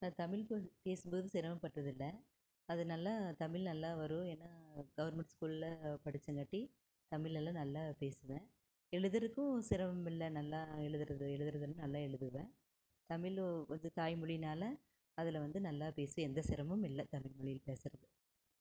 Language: Tamil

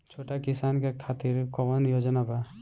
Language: Bhojpuri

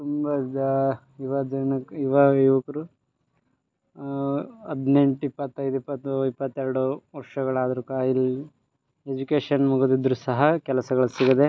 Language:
Kannada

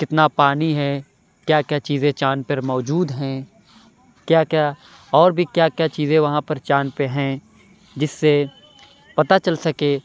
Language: Urdu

